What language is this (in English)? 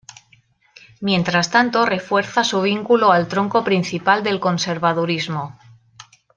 Spanish